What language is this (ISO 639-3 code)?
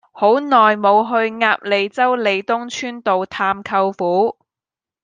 yue